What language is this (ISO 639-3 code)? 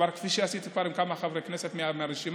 heb